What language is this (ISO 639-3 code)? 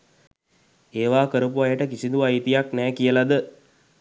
sin